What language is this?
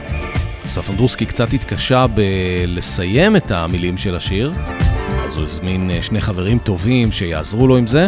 Hebrew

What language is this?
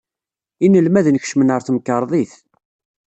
Kabyle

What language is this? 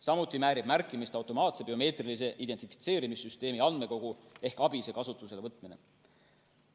Estonian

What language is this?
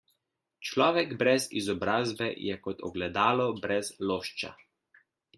Slovenian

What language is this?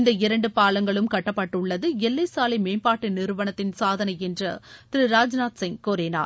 Tamil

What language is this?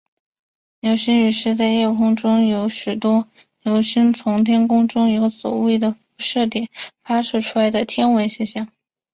Chinese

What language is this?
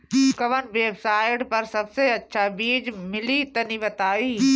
Bhojpuri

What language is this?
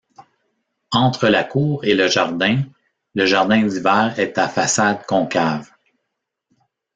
French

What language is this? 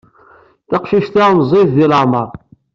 Kabyle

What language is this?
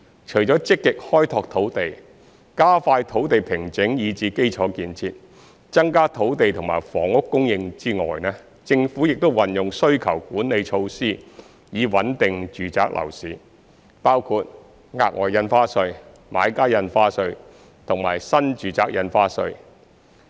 Cantonese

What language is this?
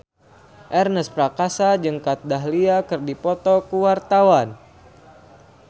Sundanese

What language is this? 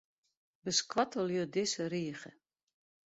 Western Frisian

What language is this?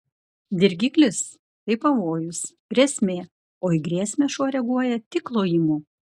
Lithuanian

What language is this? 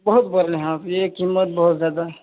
Urdu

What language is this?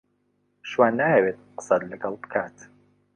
Central Kurdish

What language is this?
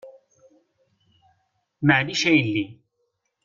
Kabyle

